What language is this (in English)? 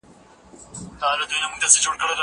Pashto